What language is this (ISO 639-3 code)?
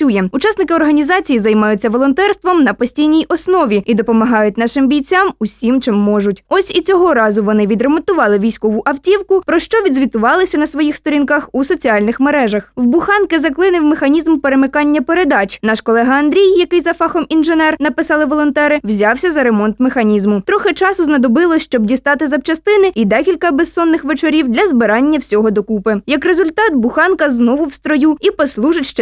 ukr